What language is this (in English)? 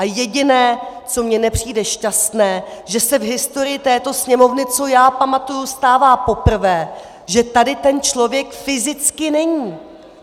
Czech